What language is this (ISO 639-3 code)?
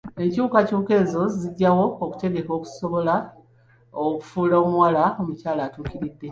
lug